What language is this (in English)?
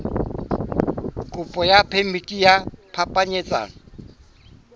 Southern Sotho